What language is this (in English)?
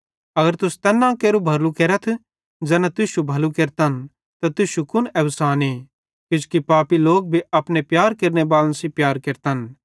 Bhadrawahi